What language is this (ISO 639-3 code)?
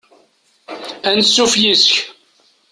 kab